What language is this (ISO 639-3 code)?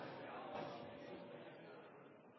nob